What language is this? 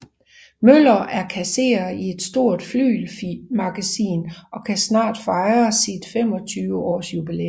Danish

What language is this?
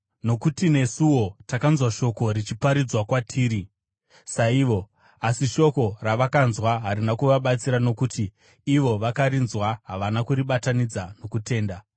Shona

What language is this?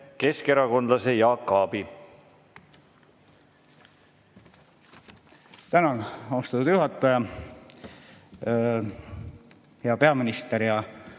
Estonian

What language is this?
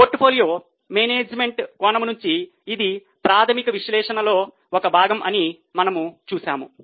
Telugu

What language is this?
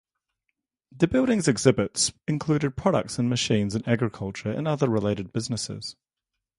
English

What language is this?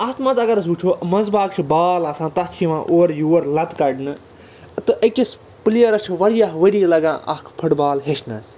Kashmiri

